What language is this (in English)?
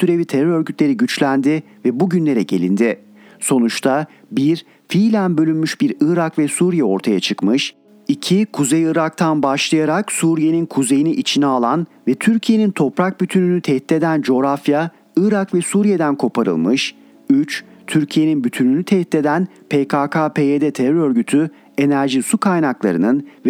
Turkish